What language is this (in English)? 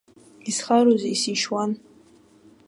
Abkhazian